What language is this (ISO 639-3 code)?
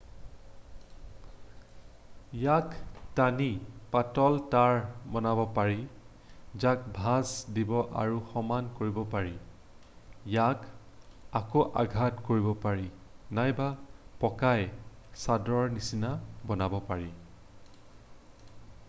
asm